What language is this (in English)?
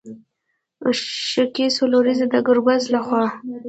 Pashto